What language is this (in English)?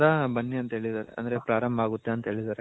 Kannada